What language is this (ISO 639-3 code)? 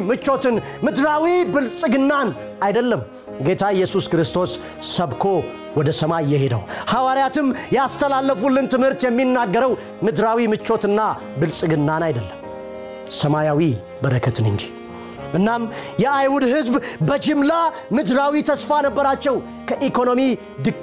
amh